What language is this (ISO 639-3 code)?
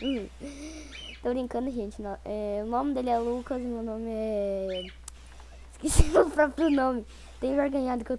por